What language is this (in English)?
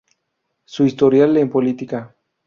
Spanish